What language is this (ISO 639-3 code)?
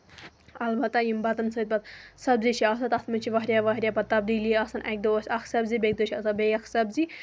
kas